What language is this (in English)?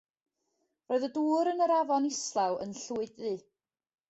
Welsh